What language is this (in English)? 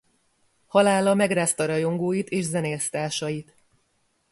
Hungarian